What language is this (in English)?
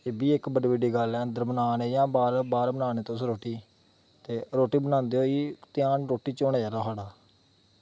Dogri